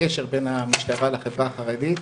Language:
Hebrew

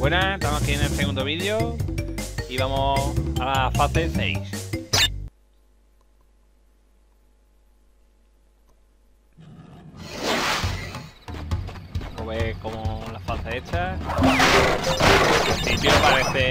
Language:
Spanish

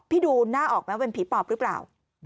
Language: Thai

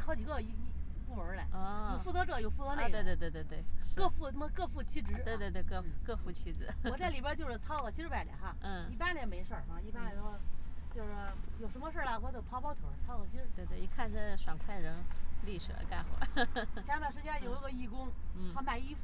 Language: Chinese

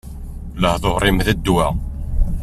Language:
Kabyle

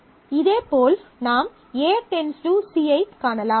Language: Tamil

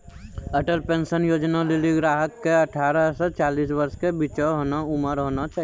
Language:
Maithili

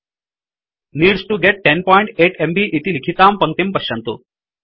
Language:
Sanskrit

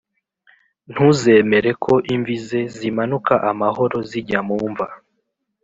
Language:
Kinyarwanda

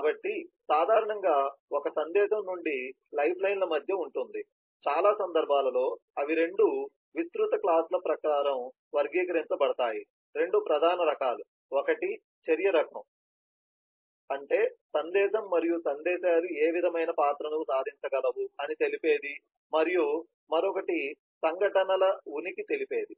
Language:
Telugu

